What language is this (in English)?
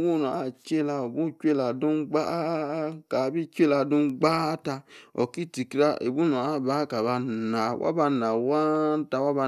Yace